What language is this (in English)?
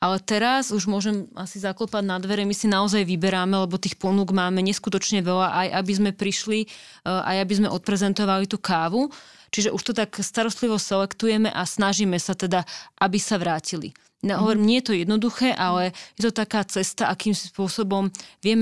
Slovak